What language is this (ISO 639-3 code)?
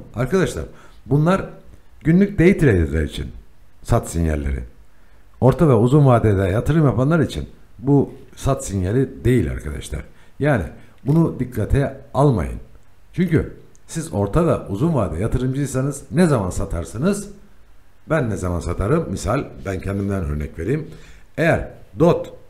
tur